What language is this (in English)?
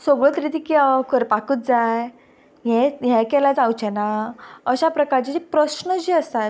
Konkani